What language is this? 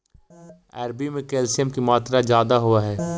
Magahi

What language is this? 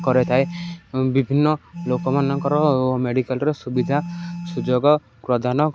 Odia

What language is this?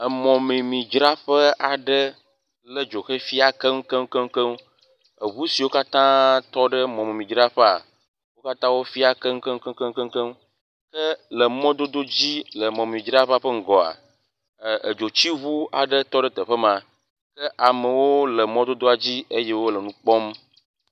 Ewe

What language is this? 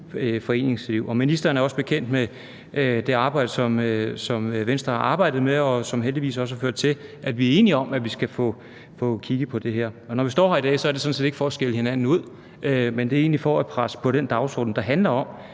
Danish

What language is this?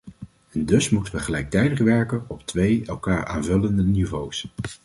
Dutch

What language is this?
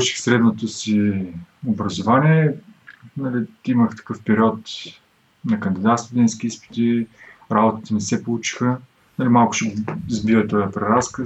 Bulgarian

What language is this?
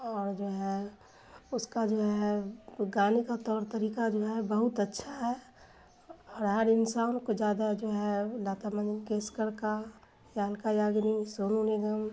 Urdu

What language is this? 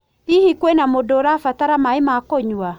Kikuyu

